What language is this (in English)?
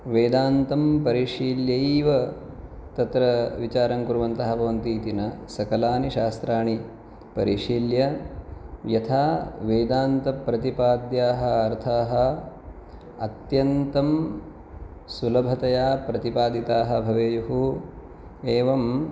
Sanskrit